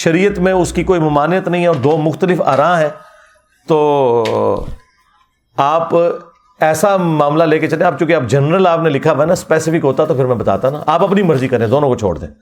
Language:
Urdu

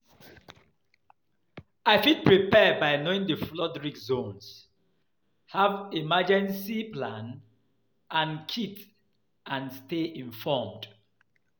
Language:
Nigerian Pidgin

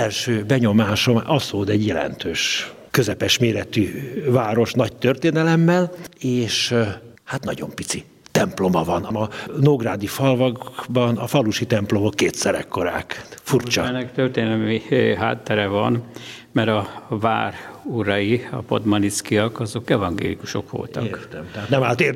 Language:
Hungarian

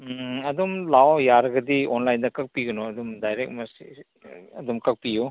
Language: Manipuri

